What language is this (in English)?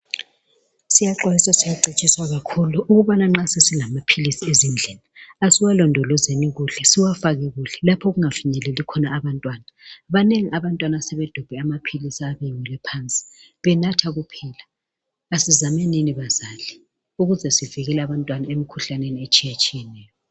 North Ndebele